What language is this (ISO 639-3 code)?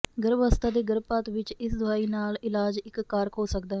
pan